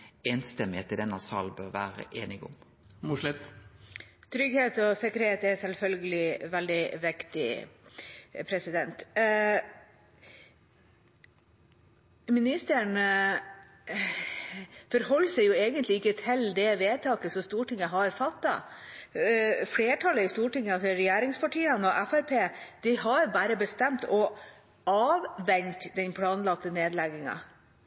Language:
Norwegian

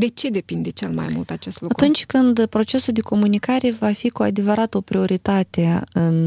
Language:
Romanian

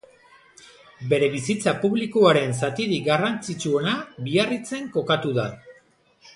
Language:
Basque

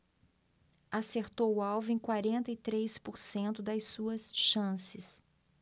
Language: Portuguese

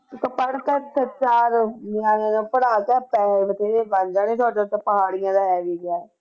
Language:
Punjabi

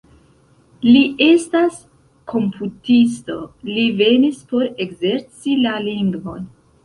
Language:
Esperanto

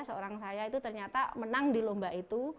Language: Indonesian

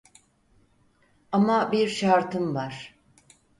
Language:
Turkish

